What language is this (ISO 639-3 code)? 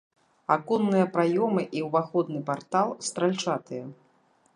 bel